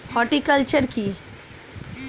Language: Bangla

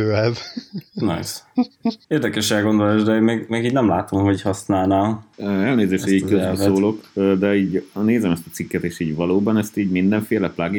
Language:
Hungarian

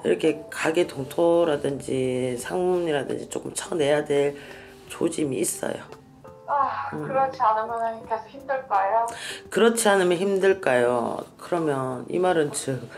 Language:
Korean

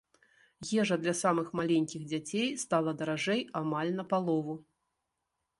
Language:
Belarusian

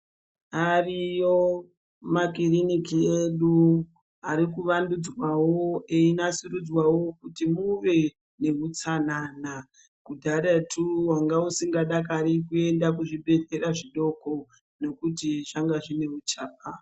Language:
Ndau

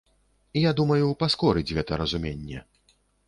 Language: Belarusian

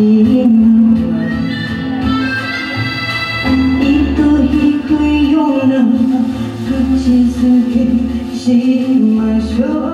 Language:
Vietnamese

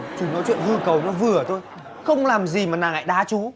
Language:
Vietnamese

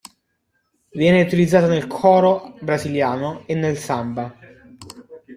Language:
Italian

